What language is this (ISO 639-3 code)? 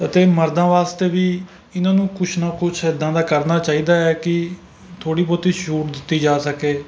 pan